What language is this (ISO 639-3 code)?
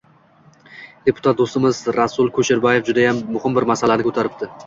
uzb